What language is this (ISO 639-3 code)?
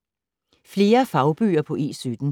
dan